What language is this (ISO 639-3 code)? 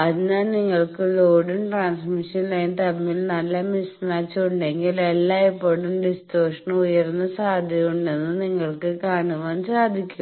mal